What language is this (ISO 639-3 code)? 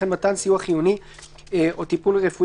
heb